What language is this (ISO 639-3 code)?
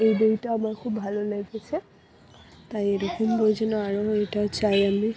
ben